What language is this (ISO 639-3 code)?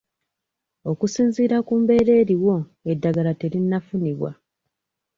lug